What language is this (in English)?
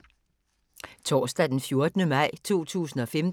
Danish